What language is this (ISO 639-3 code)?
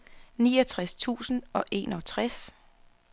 dan